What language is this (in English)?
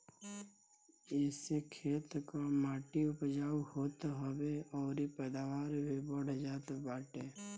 Bhojpuri